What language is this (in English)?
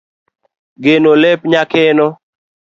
Luo (Kenya and Tanzania)